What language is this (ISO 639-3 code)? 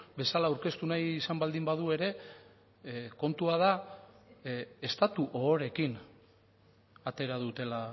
eus